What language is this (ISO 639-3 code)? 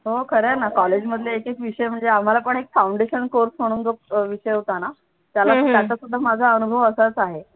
mar